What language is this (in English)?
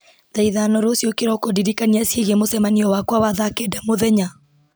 Kikuyu